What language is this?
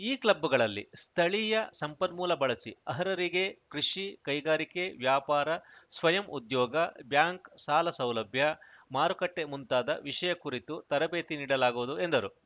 Kannada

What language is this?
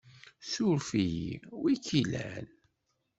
Kabyle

